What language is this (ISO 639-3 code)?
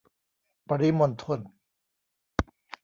tha